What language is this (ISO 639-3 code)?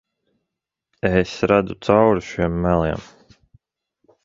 lav